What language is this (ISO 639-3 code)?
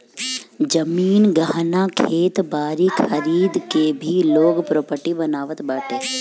bho